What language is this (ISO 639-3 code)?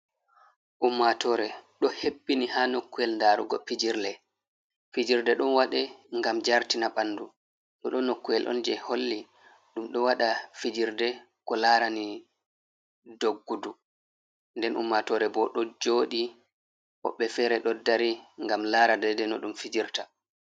ful